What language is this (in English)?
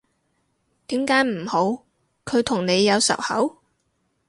Cantonese